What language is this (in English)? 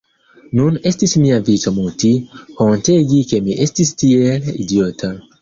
Esperanto